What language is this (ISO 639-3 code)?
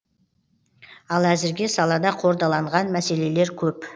kaz